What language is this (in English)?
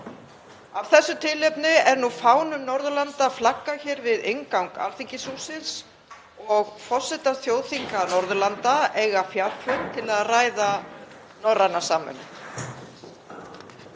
Icelandic